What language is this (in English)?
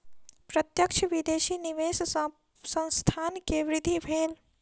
Maithili